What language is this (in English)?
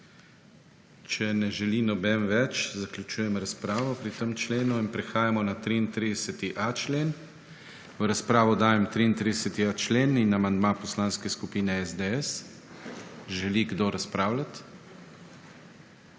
Slovenian